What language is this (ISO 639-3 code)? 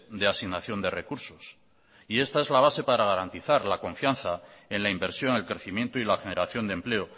spa